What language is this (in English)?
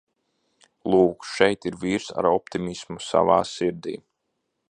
Latvian